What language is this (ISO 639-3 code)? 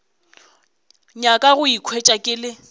nso